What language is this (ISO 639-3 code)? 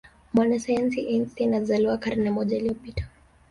swa